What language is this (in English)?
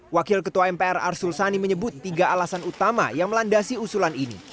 Indonesian